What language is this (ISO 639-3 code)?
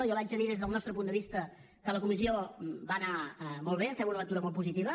cat